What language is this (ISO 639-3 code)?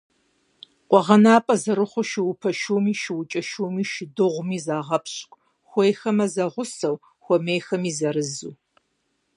kbd